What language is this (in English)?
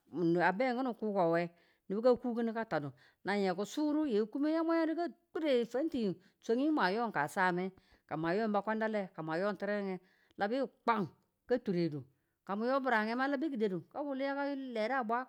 Tula